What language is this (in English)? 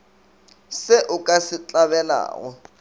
Northern Sotho